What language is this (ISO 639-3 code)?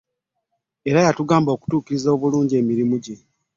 lug